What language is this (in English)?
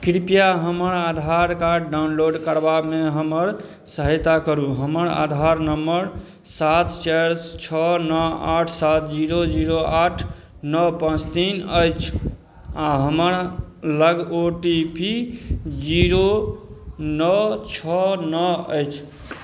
Maithili